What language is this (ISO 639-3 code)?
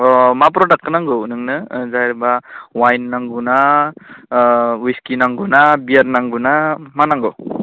brx